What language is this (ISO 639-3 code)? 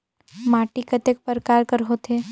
hne